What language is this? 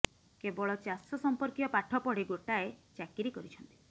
Odia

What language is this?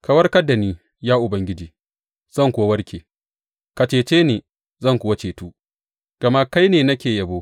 Hausa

